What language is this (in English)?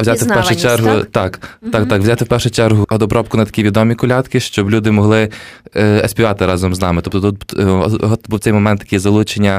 Ukrainian